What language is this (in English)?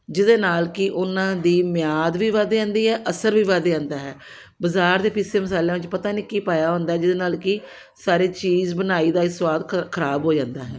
Punjabi